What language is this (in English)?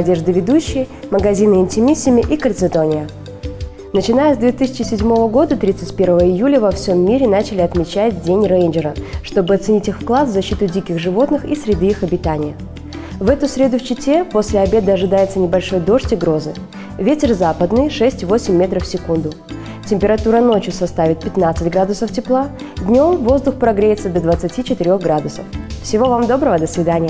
Russian